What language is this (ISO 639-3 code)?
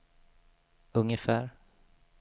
swe